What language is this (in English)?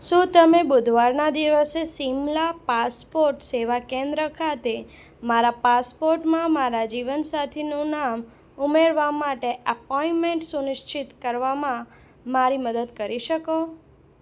Gujarati